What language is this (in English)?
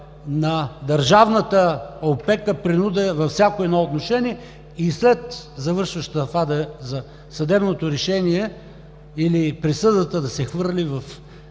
Bulgarian